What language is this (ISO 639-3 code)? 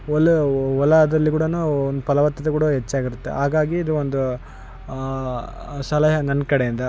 kan